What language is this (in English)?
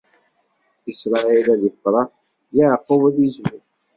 Kabyle